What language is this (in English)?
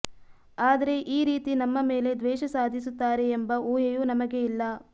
Kannada